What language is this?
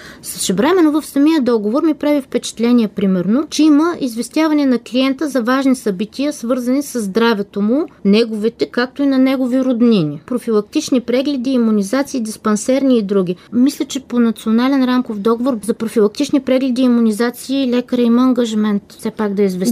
Bulgarian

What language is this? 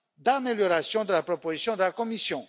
French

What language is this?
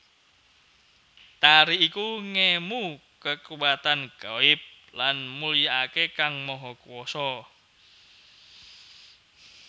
Javanese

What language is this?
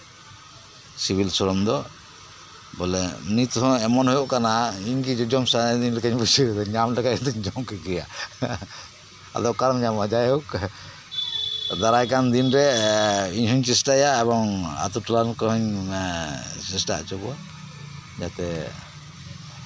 Santali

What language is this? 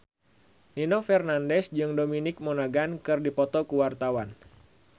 Sundanese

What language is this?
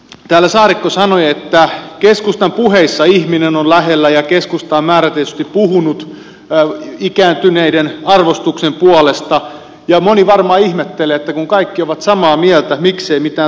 Finnish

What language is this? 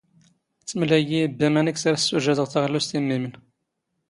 Standard Moroccan Tamazight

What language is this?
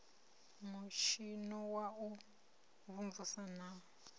Venda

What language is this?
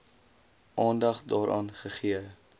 Afrikaans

